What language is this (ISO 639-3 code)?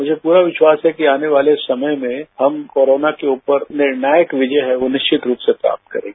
hin